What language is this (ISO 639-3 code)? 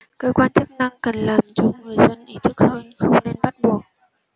vie